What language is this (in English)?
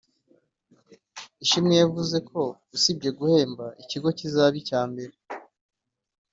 Kinyarwanda